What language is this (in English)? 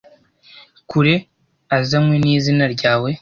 Kinyarwanda